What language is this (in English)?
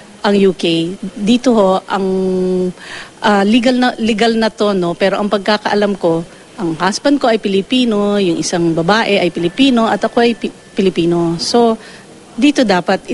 Filipino